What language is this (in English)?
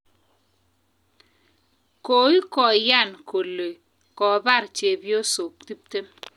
Kalenjin